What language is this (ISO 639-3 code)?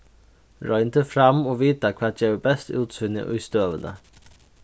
fao